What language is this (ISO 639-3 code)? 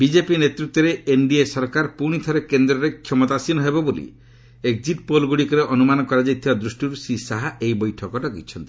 ori